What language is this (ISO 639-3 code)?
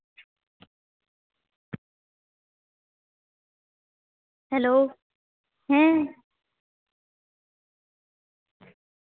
sat